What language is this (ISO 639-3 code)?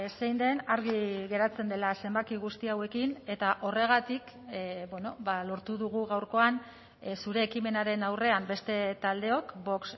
eus